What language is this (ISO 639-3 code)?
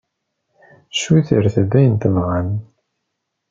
kab